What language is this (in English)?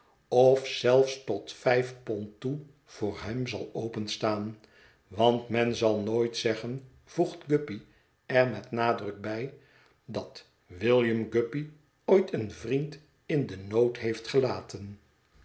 Dutch